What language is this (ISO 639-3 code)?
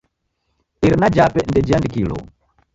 dav